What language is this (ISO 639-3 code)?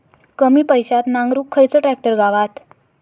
mar